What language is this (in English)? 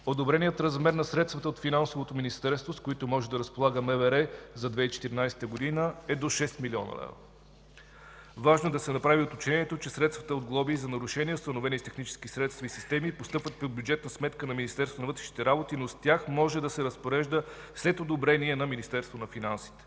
Bulgarian